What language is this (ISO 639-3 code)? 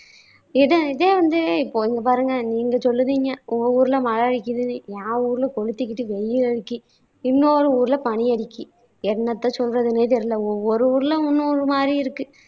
tam